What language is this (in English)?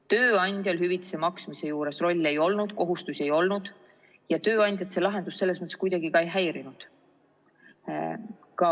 Estonian